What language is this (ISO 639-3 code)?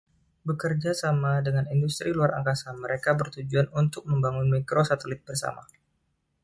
ind